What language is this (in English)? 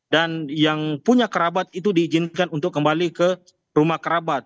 Indonesian